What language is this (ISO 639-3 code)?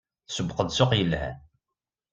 kab